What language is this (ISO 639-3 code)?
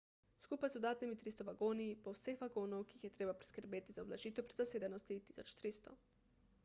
slv